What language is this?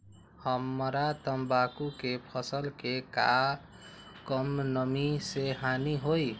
Magahi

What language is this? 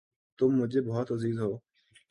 Urdu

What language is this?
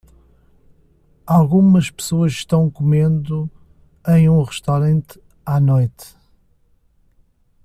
Portuguese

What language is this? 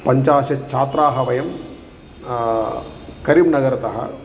Sanskrit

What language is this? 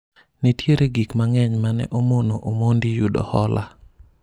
Luo (Kenya and Tanzania)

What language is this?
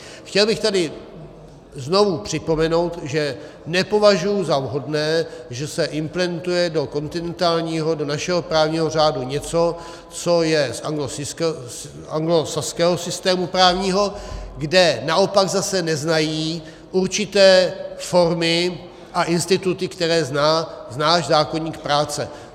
Czech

